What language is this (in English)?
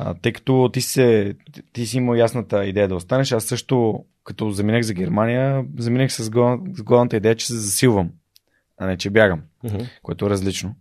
Bulgarian